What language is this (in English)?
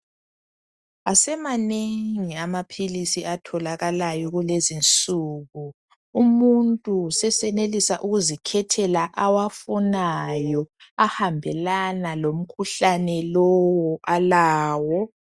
North Ndebele